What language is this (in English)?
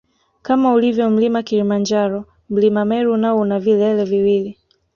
Swahili